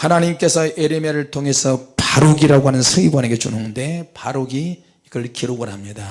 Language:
Korean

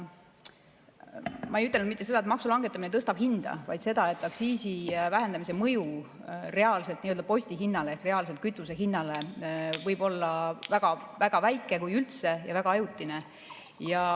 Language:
Estonian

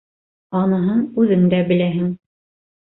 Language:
Bashkir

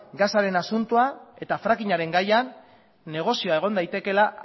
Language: Basque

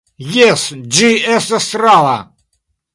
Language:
Esperanto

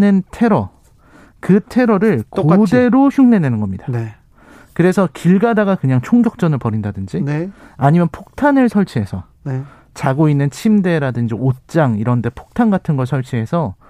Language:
Korean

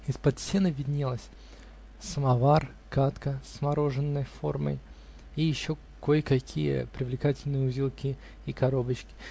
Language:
Russian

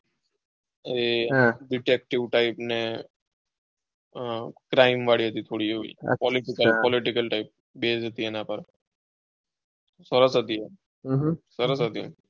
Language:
Gujarati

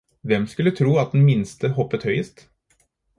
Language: Norwegian Bokmål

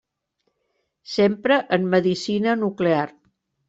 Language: Catalan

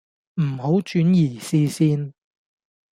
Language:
Cantonese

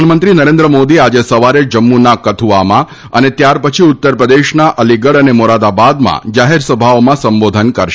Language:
Gujarati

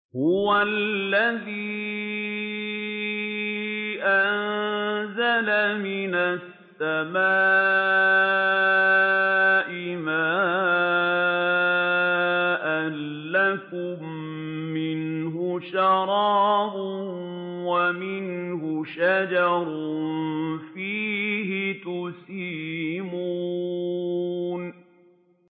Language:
Arabic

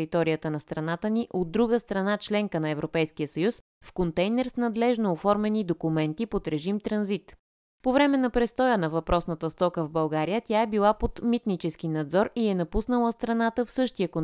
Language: Bulgarian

